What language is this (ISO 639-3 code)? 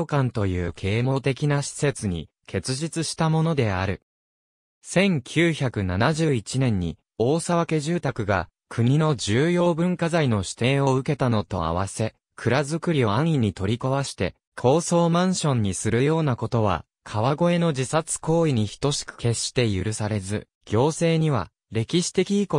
jpn